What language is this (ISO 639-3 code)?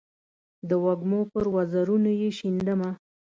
pus